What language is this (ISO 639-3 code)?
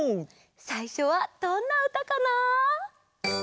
jpn